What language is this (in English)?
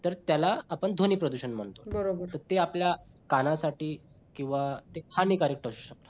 Marathi